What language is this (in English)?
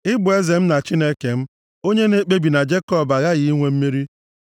Igbo